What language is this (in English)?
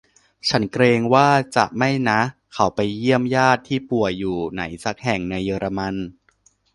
Thai